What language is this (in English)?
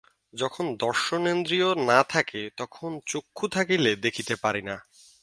Bangla